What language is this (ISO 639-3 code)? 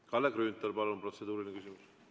est